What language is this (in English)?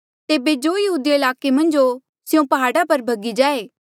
Mandeali